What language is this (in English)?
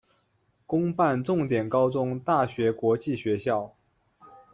Chinese